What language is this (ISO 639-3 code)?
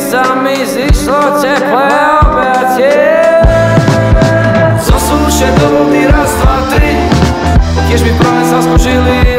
pol